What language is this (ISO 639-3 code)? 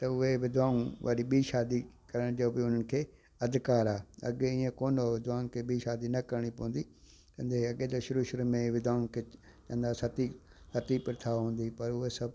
snd